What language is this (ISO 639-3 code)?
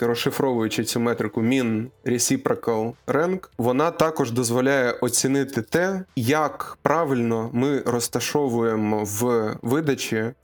ukr